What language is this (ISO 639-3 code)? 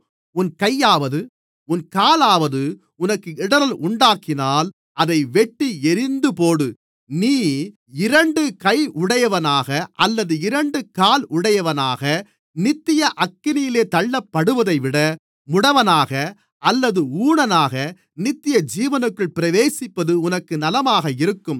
tam